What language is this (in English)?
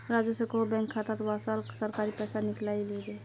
Magahi